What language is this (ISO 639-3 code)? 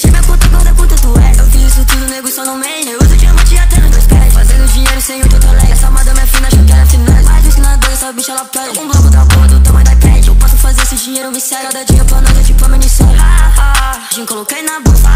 ron